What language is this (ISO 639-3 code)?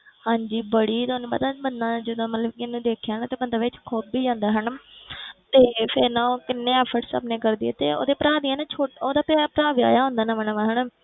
pan